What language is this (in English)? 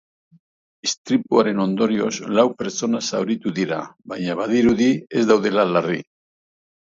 Basque